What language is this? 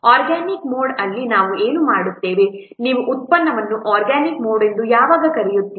Kannada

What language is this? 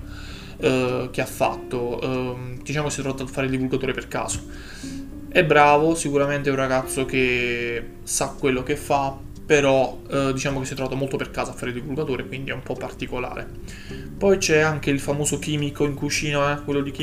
Italian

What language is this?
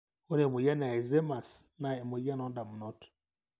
Masai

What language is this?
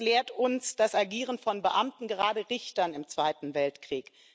German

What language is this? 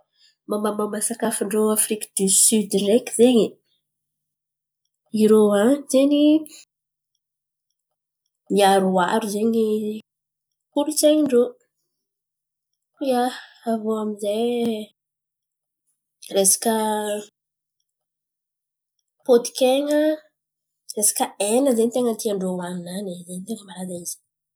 Antankarana Malagasy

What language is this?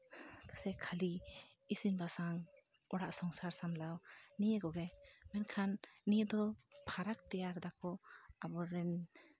Santali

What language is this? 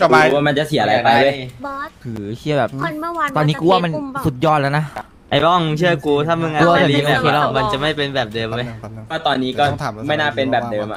Thai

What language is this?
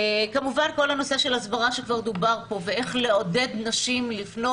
Hebrew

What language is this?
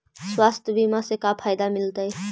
Magahi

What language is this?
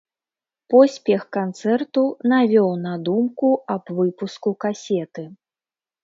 Belarusian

